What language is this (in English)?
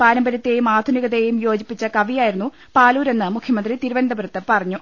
Malayalam